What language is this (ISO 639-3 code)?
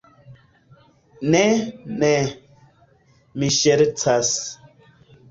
epo